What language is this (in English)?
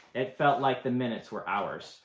English